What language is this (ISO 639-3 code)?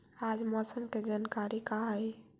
mag